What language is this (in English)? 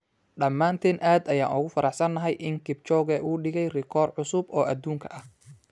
Somali